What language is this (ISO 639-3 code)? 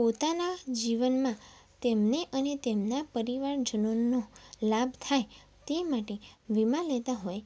guj